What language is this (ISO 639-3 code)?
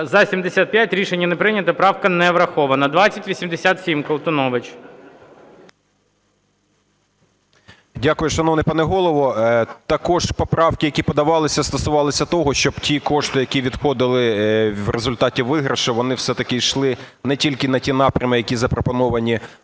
ukr